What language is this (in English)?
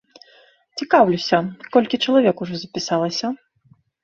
Belarusian